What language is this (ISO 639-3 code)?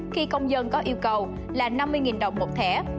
vie